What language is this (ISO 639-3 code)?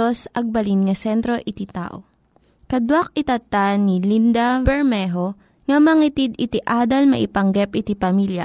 fil